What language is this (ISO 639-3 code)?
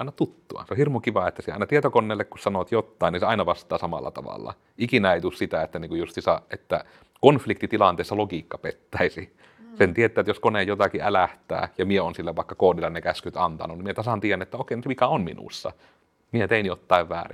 fin